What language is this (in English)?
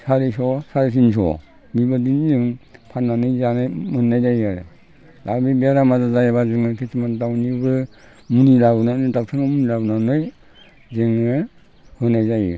Bodo